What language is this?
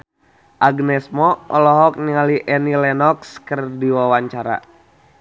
Sundanese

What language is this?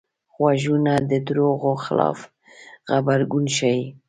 Pashto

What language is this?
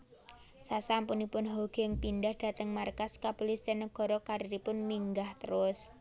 Javanese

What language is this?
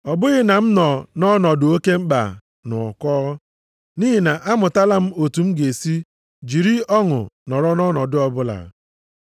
Igbo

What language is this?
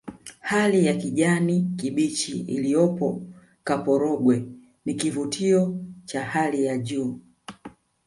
Swahili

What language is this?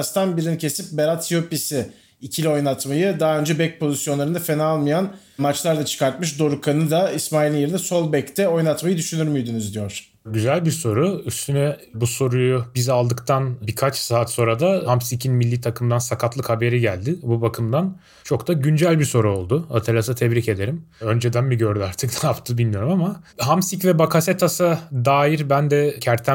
Turkish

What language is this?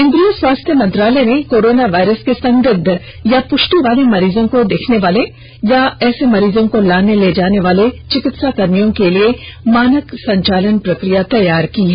Hindi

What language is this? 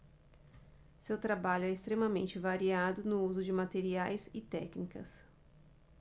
Portuguese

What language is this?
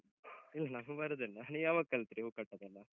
Kannada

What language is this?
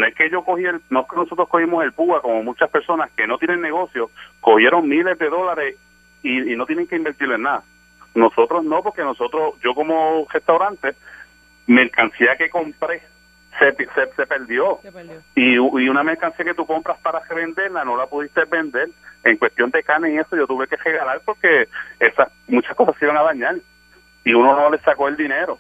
Spanish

